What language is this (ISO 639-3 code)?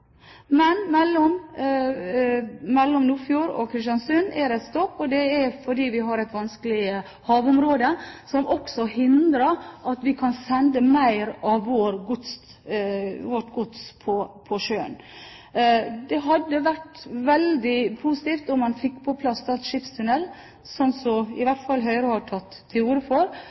nob